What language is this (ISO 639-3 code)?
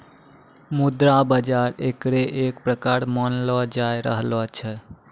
mai